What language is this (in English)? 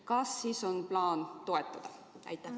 Estonian